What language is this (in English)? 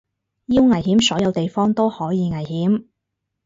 Cantonese